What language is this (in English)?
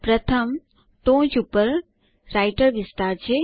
Gujarati